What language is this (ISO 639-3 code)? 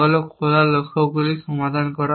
ben